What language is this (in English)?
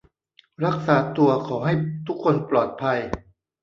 Thai